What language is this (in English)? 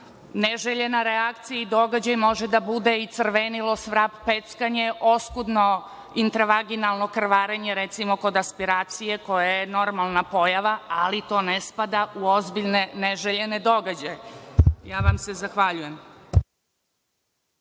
Serbian